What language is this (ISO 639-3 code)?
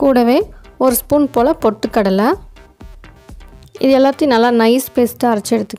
ron